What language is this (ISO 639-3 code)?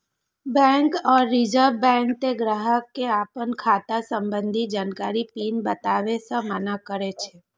mai